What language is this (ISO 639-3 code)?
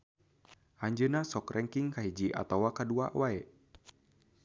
sun